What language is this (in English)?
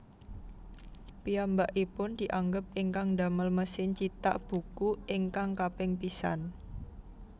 Javanese